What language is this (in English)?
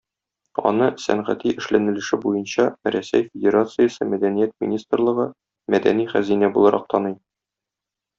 Tatar